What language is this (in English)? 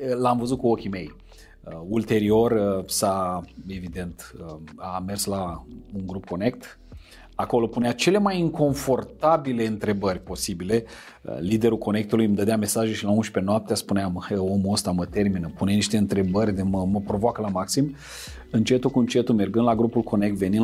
Romanian